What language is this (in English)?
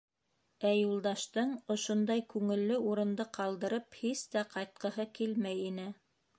Bashkir